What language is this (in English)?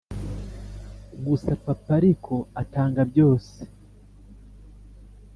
Kinyarwanda